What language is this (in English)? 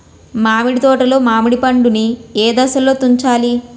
Telugu